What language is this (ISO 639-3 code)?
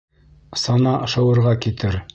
bak